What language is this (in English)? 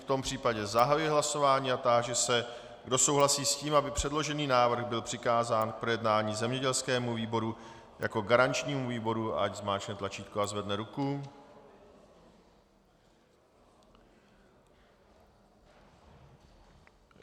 Czech